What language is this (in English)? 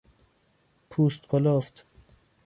Persian